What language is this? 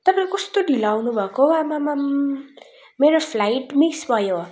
Nepali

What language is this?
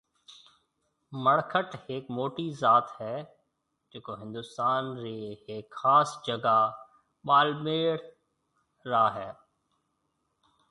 Marwari (Pakistan)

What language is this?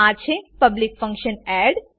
Gujarati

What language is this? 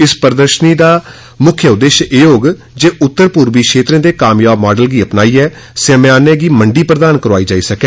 Dogri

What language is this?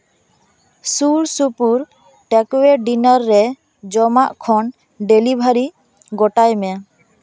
Santali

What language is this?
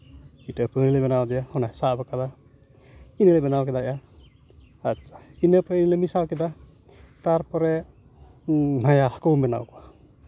Santali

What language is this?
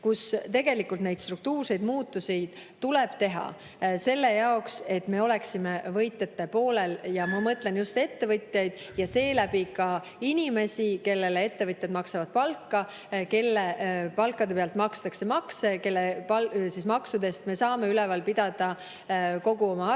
Estonian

